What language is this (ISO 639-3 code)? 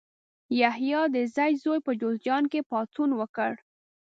pus